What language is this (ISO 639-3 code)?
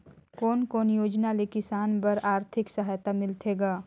hne